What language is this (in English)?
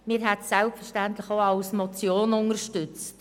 Swiss German